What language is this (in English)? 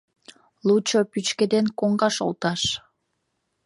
Mari